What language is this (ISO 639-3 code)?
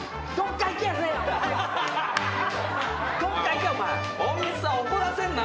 jpn